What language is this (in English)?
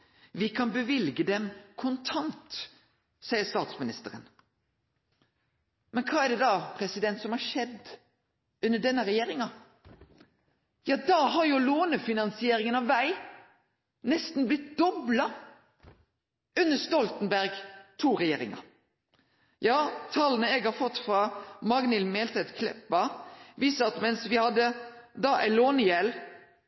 Norwegian Nynorsk